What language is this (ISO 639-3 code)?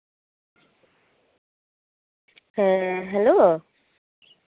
sat